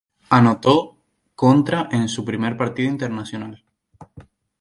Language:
Spanish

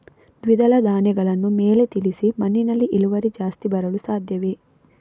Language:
Kannada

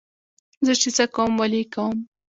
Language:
Pashto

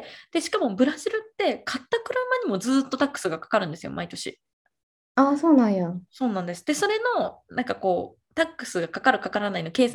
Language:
Japanese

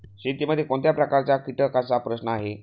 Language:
Marathi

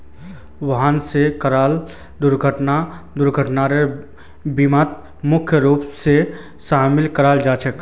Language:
Magahi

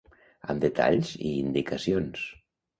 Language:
Catalan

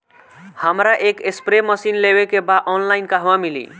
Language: Bhojpuri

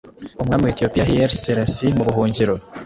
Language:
Kinyarwanda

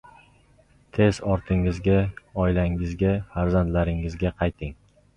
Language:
Uzbek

